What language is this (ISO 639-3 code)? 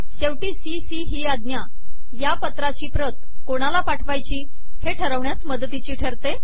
mar